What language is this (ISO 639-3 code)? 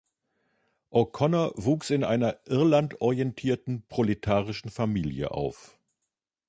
deu